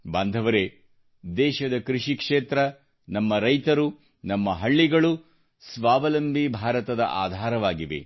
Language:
Kannada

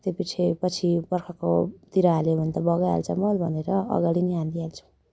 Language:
Nepali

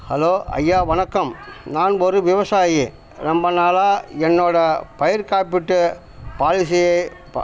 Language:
Tamil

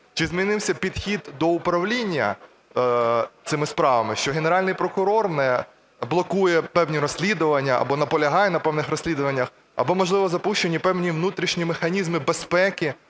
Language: Ukrainian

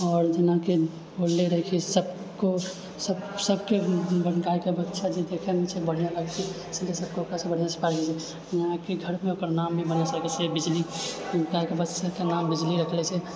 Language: Maithili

